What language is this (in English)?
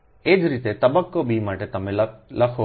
Gujarati